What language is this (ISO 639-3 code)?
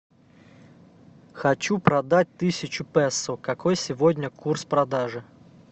rus